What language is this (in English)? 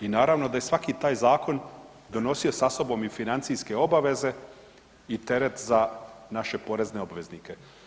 Croatian